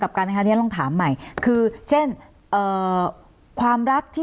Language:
Thai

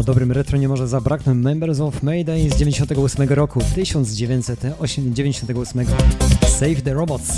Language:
Polish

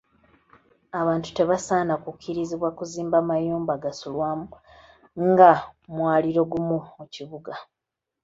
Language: Ganda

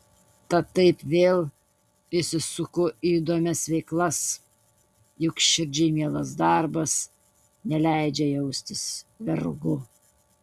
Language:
Lithuanian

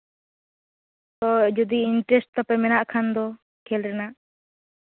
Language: Santali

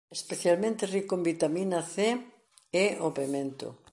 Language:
Galician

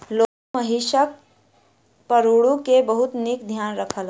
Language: Maithili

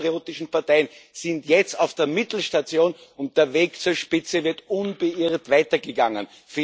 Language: German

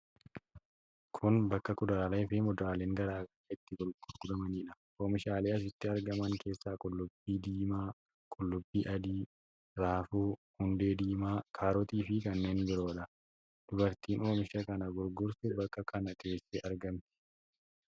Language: Oromo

